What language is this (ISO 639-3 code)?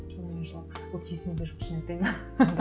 kaz